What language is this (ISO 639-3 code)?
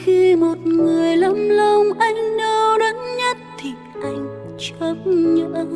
vie